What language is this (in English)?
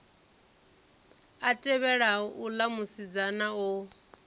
Venda